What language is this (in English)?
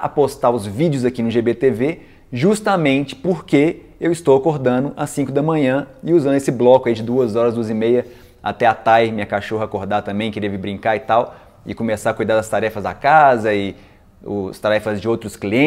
Portuguese